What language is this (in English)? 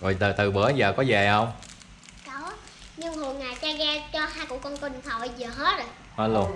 Vietnamese